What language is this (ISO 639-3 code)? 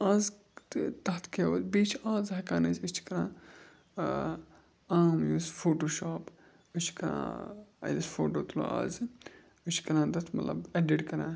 kas